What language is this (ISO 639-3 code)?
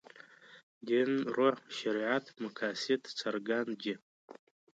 pus